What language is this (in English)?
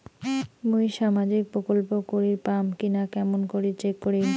Bangla